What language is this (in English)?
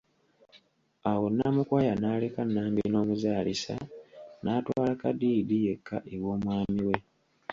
Ganda